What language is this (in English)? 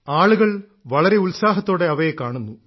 Malayalam